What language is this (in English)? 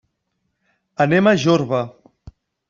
Catalan